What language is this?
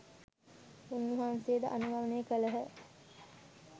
Sinhala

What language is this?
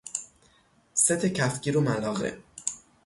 Persian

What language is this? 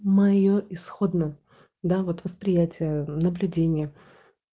Russian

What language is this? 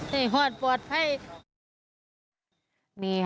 Thai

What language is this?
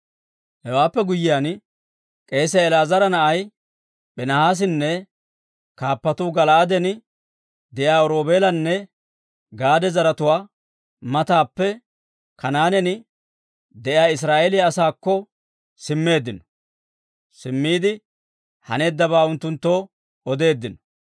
Dawro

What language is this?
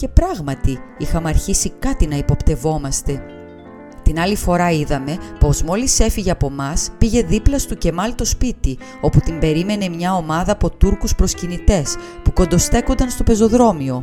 Greek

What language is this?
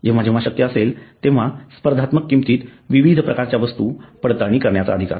Marathi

